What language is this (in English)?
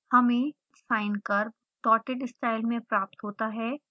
Hindi